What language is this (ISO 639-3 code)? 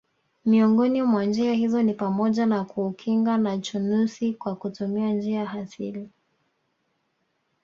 swa